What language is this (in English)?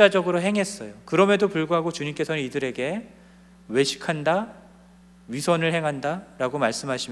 Korean